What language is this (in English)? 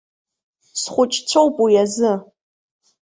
Abkhazian